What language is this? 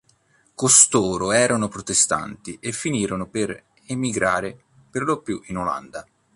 Italian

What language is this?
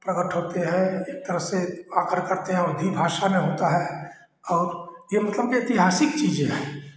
Hindi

